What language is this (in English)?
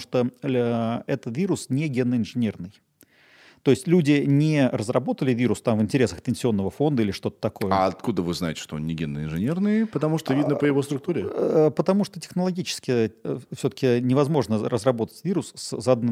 Russian